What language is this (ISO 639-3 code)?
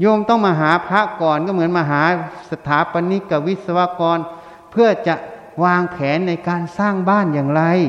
tha